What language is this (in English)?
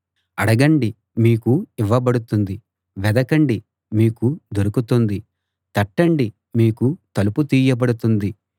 Telugu